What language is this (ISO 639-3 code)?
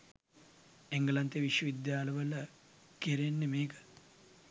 sin